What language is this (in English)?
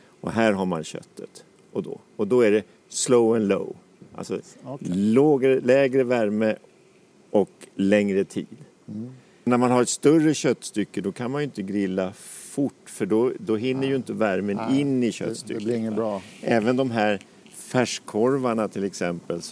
Swedish